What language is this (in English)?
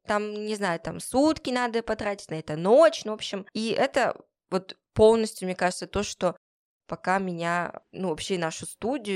Russian